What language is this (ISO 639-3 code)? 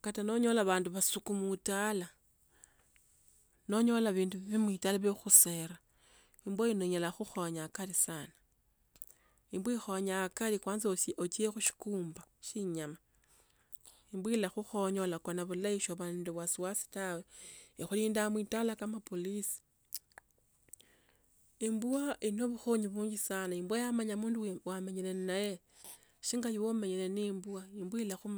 lto